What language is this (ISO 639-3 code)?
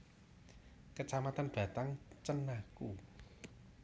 jav